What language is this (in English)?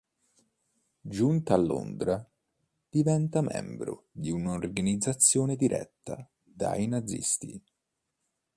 Italian